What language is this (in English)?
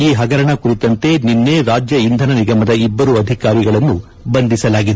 Kannada